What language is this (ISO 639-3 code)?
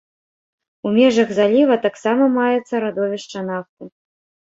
bel